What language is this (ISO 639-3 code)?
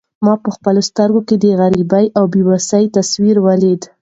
pus